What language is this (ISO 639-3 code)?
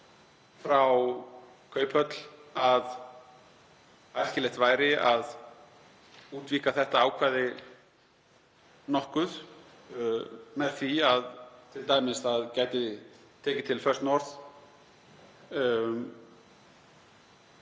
isl